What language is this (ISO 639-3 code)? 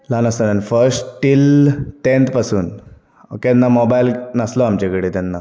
kok